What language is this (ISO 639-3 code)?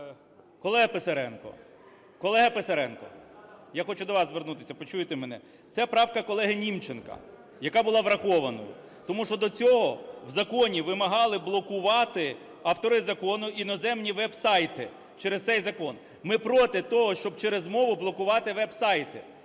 ukr